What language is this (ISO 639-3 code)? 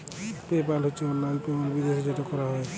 ben